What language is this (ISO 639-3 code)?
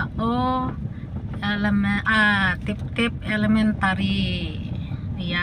fil